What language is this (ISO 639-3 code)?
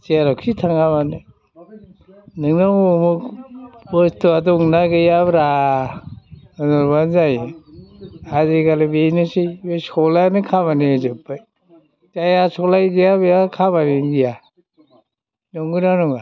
brx